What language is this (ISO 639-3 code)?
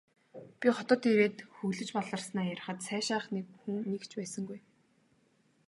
mon